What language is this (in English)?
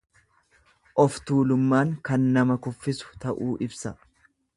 Oromo